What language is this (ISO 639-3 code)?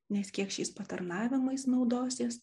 lit